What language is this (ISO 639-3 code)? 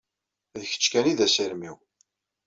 kab